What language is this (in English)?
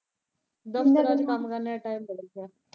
Punjabi